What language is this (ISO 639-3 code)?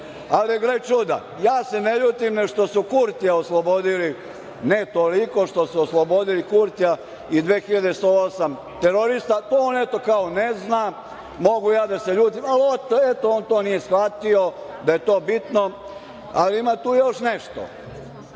srp